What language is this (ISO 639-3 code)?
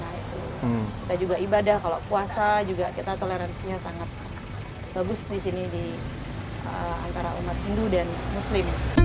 ind